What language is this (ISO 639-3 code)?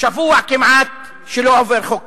heb